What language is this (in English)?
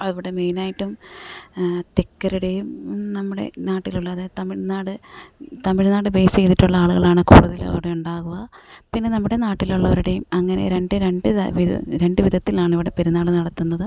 Malayalam